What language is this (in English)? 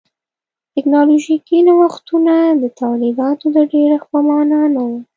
Pashto